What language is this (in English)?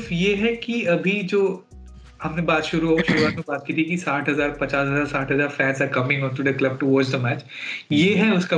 Hindi